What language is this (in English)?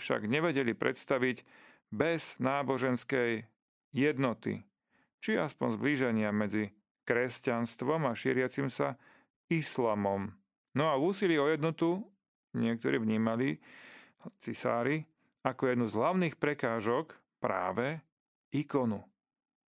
Slovak